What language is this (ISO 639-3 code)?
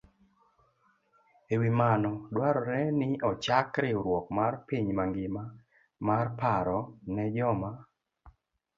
luo